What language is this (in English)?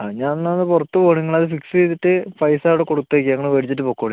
Malayalam